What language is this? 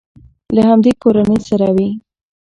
Pashto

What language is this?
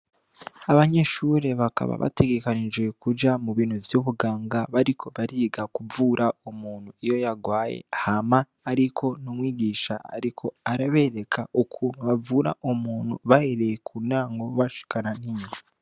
Rundi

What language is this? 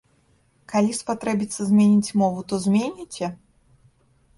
Belarusian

